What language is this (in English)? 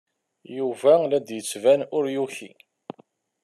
Kabyle